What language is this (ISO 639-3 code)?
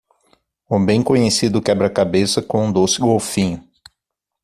por